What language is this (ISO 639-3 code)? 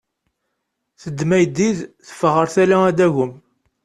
kab